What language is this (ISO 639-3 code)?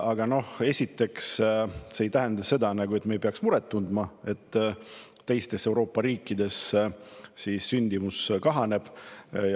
est